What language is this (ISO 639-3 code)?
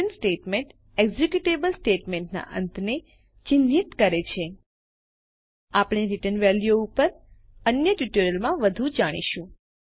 guj